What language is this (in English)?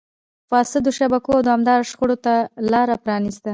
Pashto